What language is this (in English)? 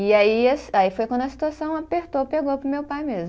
Portuguese